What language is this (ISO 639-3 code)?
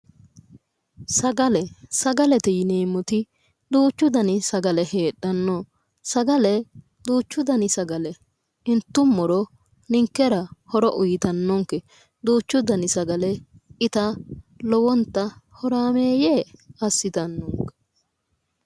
sid